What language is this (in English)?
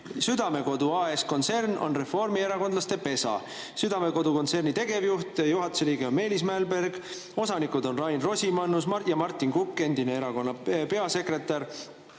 Estonian